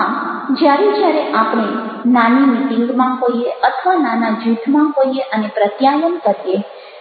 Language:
Gujarati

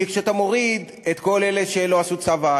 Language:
Hebrew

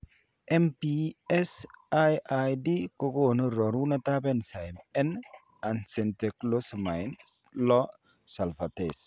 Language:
Kalenjin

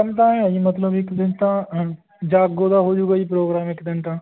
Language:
Punjabi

